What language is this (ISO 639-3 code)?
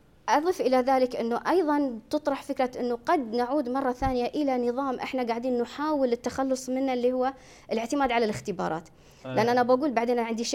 ara